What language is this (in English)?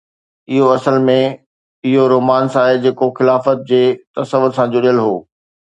Sindhi